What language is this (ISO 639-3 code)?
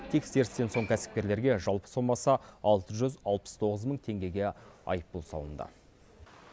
kaz